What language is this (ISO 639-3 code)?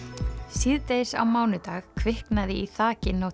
isl